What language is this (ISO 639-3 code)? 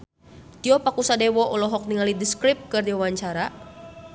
sun